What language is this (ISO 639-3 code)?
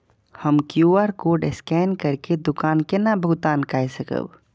mai